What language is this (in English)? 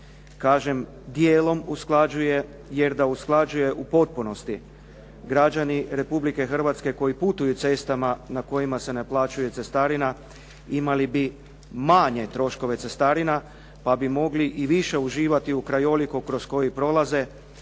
Croatian